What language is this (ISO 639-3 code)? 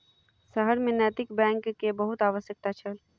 mai